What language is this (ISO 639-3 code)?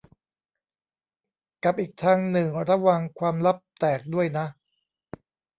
tha